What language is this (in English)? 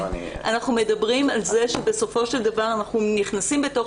Hebrew